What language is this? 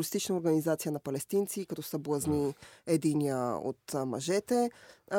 Bulgarian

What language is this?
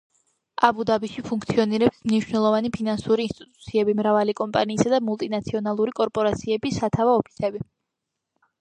Georgian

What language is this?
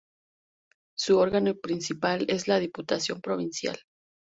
Spanish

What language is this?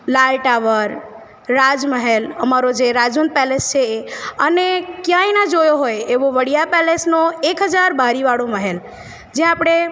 Gujarati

